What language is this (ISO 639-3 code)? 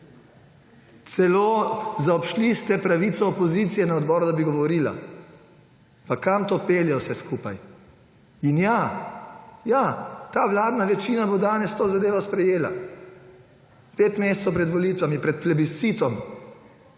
slv